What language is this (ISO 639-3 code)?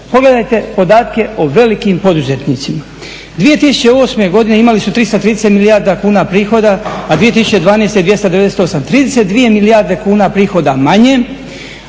hrv